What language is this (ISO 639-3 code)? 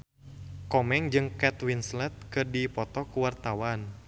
sun